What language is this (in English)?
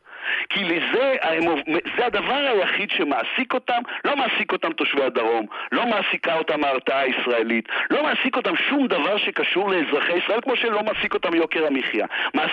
Hebrew